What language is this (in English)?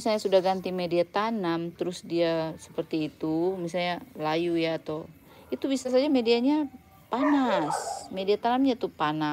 Indonesian